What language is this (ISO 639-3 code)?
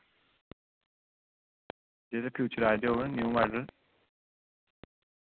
doi